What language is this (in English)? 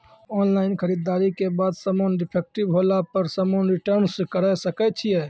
Maithili